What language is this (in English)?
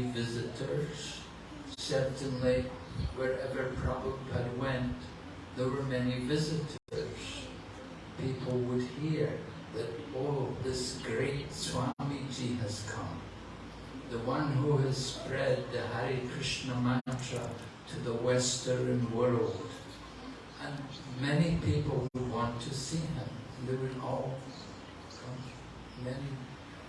English